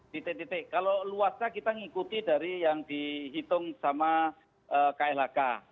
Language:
Indonesian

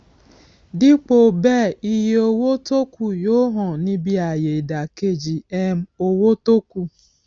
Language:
Yoruba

